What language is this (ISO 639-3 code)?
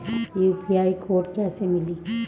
bho